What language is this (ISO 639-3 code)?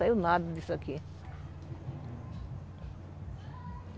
por